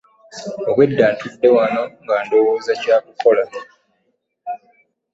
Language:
Ganda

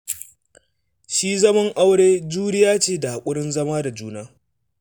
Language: Hausa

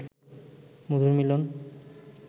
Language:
Bangla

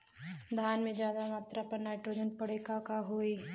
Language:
Bhojpuri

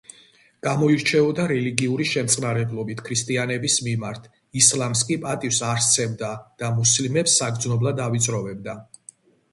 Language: Georgian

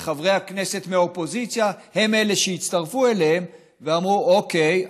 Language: Hebrew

